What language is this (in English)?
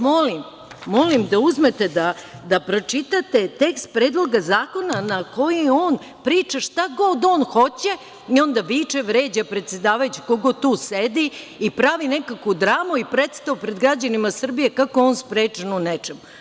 Serbian